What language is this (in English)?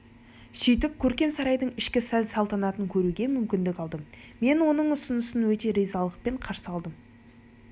Kazakh